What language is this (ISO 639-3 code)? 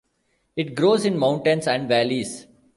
eng